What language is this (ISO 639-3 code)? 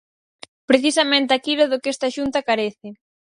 glg